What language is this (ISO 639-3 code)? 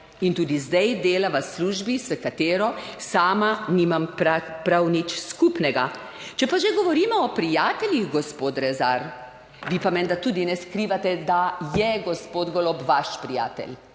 slv